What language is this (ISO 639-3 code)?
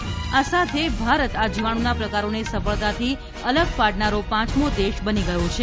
guj